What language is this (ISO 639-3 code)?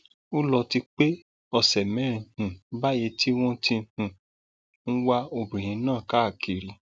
yor